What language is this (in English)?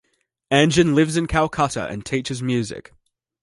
English